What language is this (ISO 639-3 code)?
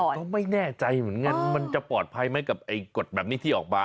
tha